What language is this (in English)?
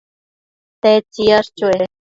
Matsés